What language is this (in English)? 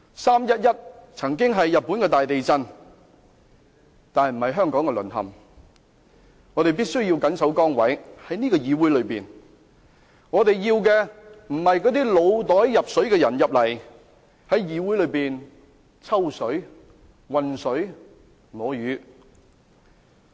Cantonese